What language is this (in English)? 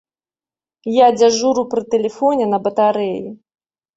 Belarusian